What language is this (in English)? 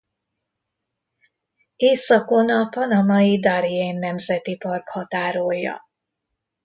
Hungarian